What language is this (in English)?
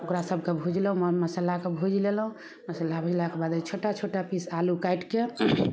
Maithili